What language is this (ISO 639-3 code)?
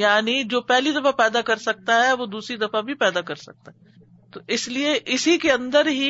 urd